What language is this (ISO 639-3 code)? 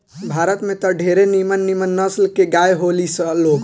bho